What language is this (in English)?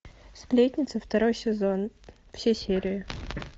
Russian